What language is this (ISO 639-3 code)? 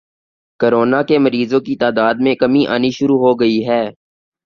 urd